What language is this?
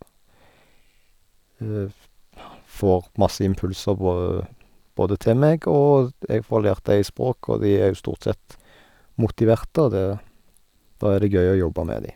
Norwegian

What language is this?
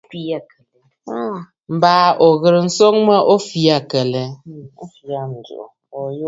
Bafut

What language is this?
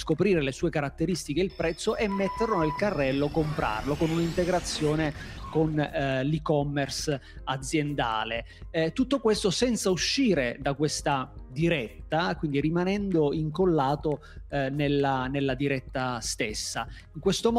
Italian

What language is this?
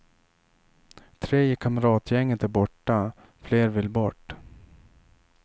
Swedish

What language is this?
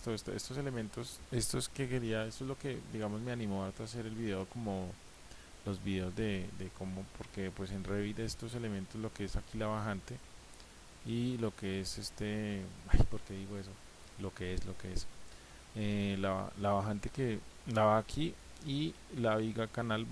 Spanish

